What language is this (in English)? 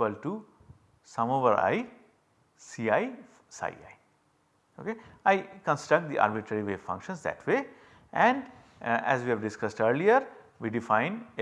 English